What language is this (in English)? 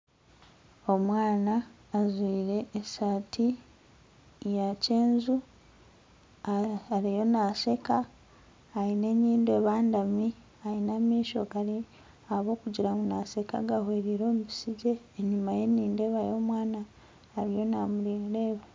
Nyankole